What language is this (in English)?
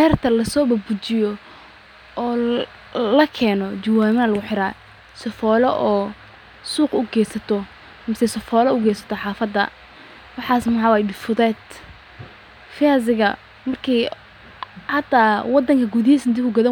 Somali